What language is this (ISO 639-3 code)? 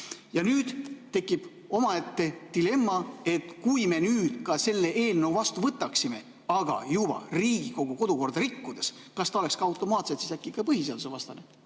est